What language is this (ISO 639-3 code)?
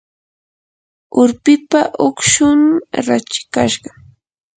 qur